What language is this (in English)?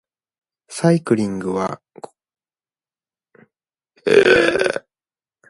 Japanese